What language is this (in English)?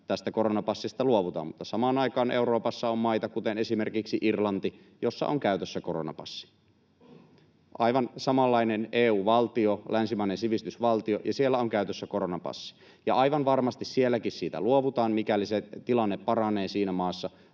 Finnish